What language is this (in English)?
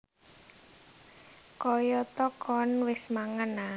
Javanese